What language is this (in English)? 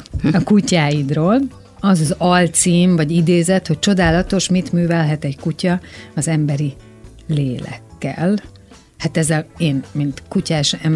Hungarian